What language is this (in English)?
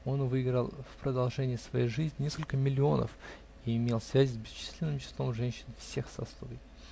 Russian